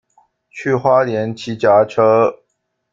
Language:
Chinese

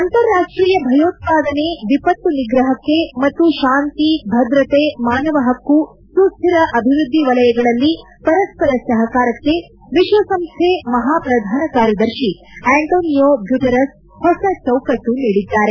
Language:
Kannada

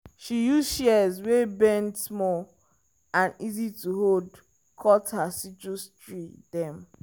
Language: Nigerian Pidgin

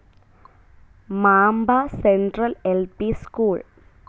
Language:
Malayalam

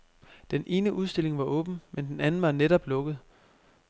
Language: Danish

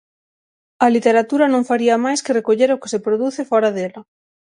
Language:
Galician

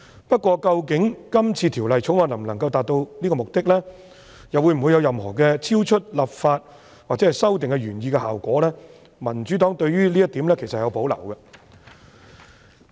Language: Cantonese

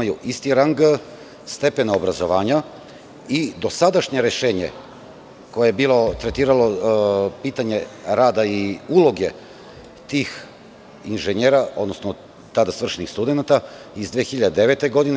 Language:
Serbian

